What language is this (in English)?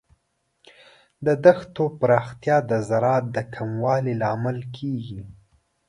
Pashto